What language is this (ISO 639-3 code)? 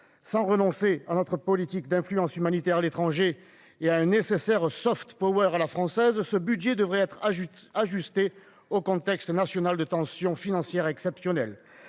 fra